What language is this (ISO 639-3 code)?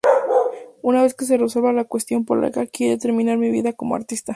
spa